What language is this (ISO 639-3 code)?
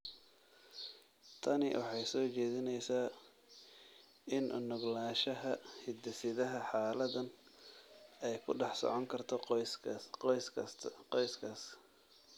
som